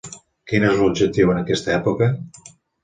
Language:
Catalan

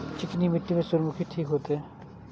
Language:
Maithili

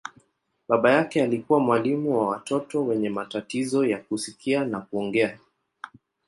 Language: Swahili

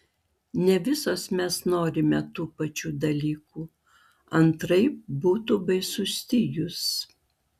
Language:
Lithuanian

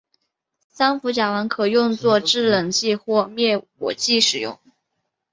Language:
Chinese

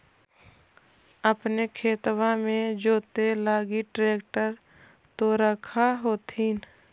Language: Magahi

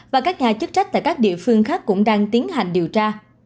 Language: Vietnamese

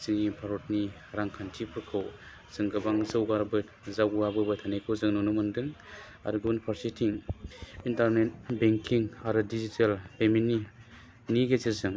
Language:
Bodo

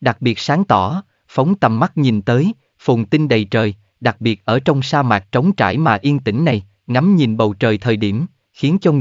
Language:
Vietnamese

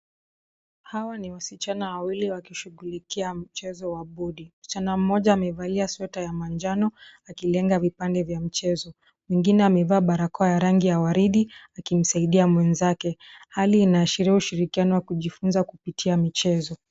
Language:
Swahili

